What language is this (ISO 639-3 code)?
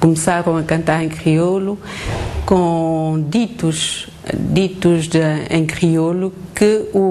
por